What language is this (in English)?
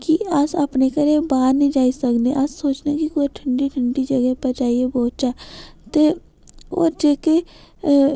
Dogri